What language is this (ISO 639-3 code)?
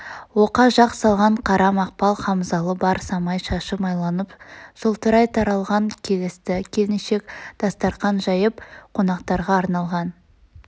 kaz